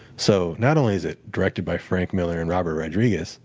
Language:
English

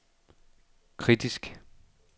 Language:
Danish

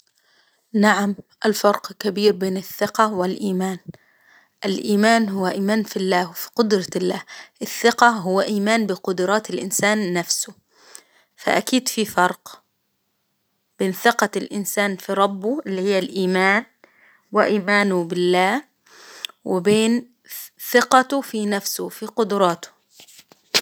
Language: Hijazi Arabic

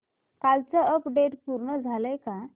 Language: Marathi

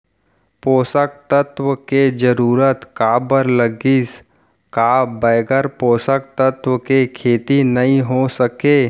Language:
Chhattisgarhi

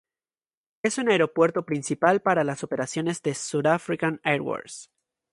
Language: Spanish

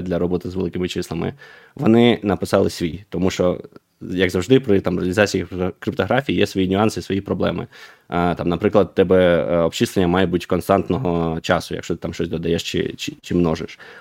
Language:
Ukrainian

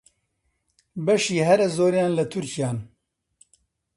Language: Central Kurdish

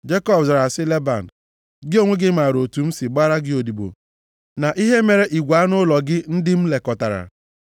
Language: Igbo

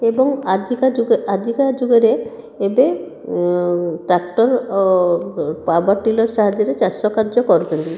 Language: Odia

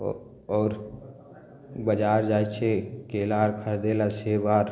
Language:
Maithili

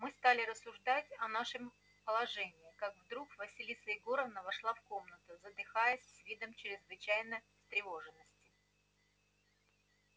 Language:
Russian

